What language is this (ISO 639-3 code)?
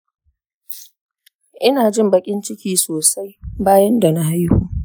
hau